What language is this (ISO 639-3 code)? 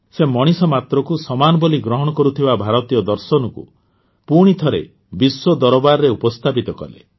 ori